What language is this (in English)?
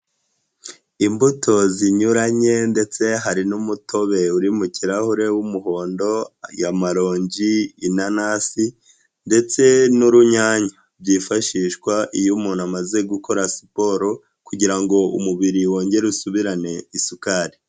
Kinyarwanda